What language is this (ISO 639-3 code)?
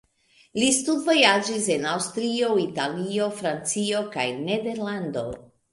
epo